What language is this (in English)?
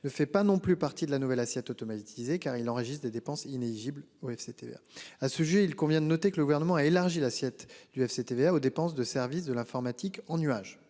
French